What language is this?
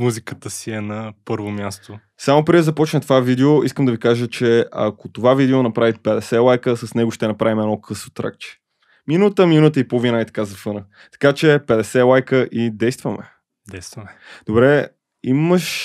Bulgarian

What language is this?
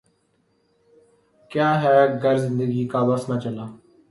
Urdu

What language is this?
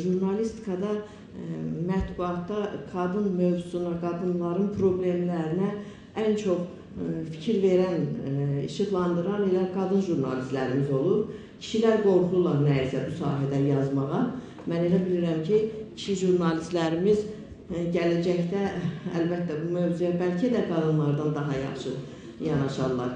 Turkish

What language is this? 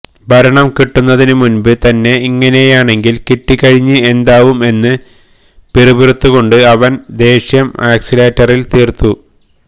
Malayalam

